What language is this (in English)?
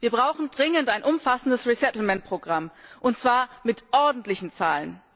German